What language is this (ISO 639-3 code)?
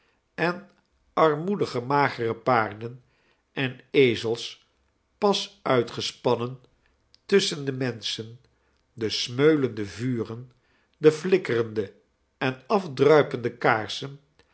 nld